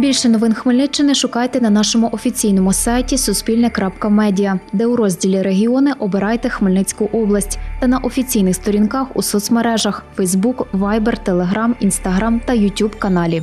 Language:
Ukrainian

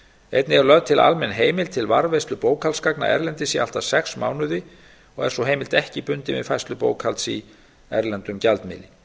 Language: Icelandic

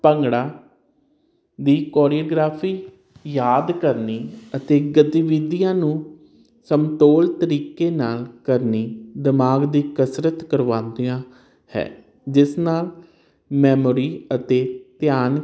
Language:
Punjabi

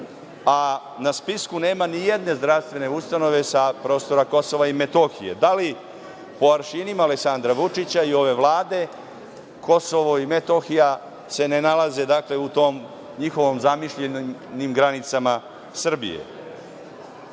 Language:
Serbian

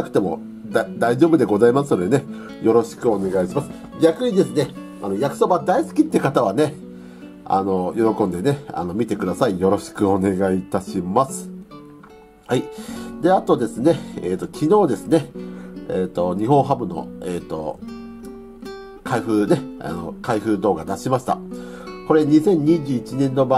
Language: Japanese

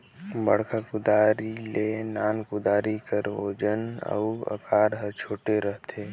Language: Chhattisgarhi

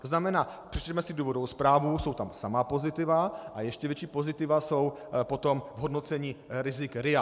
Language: Czech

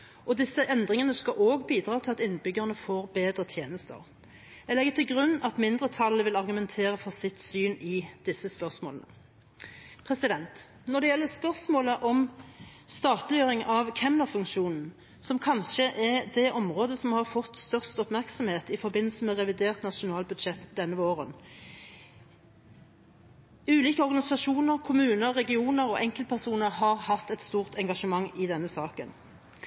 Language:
Norwegian Bokmål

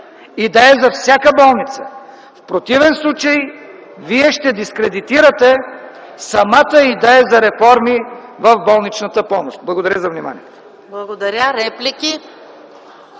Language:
Bulgarian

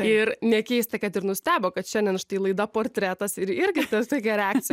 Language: Lithuanian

